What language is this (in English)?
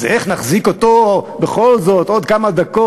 Hebrew